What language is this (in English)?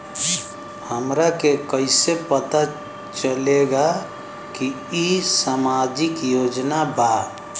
Bhojpuri